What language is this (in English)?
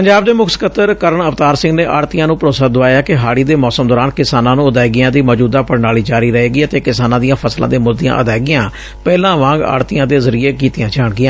Punjabi